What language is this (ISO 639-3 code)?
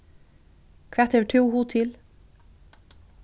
fao